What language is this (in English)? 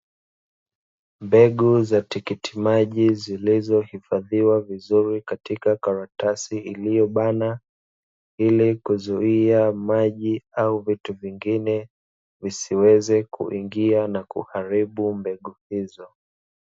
Swahili